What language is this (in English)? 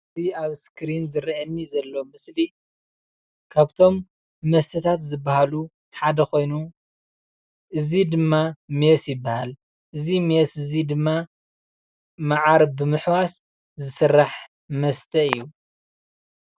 Tigrinya